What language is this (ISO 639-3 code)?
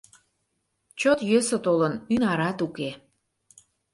chm